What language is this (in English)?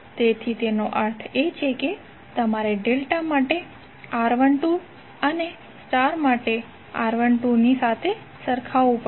Gujarati